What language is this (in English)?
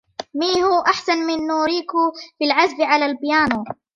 Arabic